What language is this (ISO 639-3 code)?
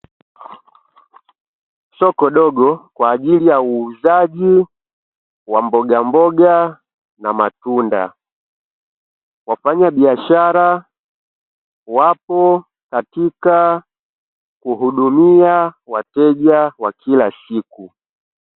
swa